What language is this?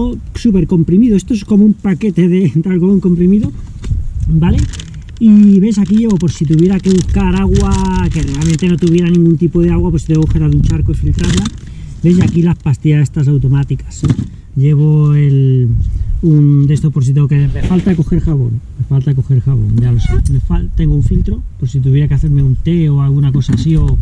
Spanish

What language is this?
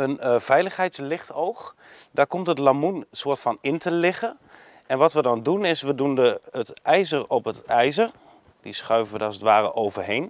Dutch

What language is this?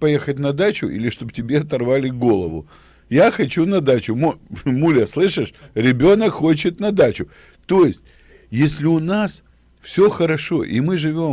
Russian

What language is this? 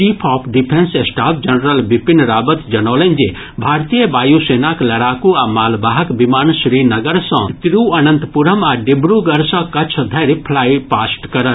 Maithili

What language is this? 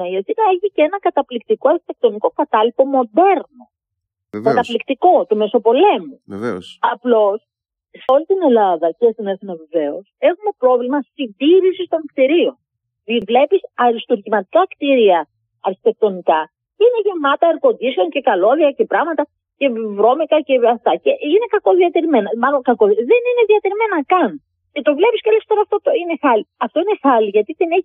Greek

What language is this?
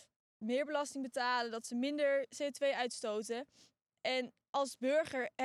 Dutch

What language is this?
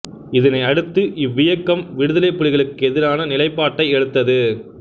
Tamil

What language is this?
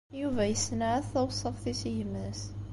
Kabyle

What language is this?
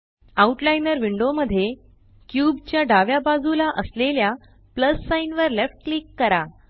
Marathi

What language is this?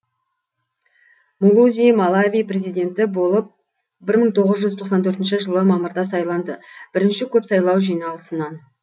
Kazakh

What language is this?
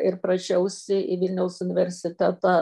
Lithuanian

